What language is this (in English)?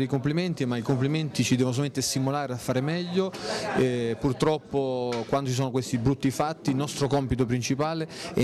Italian